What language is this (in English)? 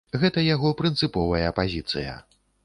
Belarusian